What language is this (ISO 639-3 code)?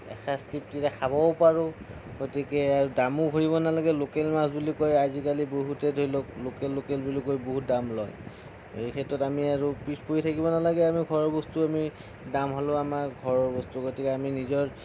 asm